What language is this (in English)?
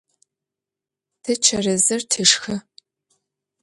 Adyghe